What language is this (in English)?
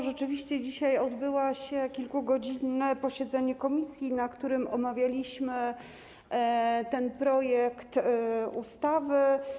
Polish